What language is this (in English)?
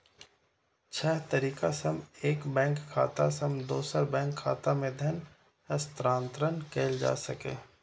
Maithili